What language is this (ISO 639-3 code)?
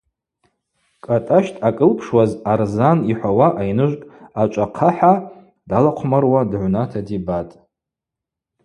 abq